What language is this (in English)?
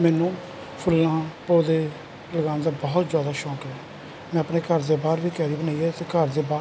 Punjabi